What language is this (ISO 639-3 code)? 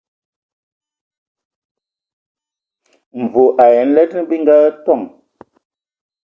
ewo